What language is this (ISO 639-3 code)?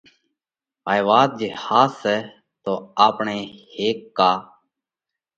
kvx